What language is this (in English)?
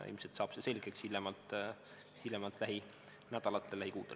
Estonian